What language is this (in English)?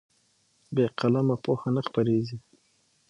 Pashto